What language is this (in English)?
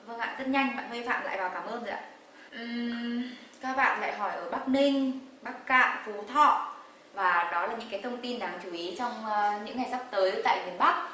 Vietnamese